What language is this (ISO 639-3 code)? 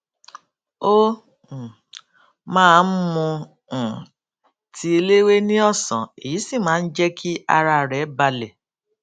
yor